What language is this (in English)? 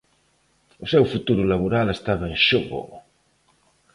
Galician